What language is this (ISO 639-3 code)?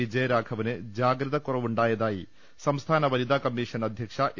mal